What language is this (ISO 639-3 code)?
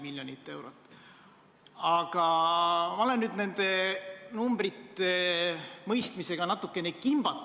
est